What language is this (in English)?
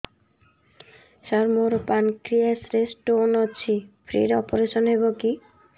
Odia